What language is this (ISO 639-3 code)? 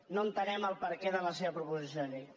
cat